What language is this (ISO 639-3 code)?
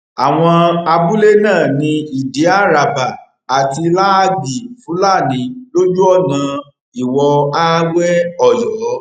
yor